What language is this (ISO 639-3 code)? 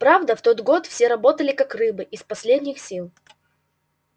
rus